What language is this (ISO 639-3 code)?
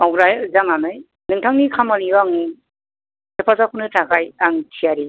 brx